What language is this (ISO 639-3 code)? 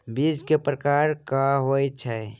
mai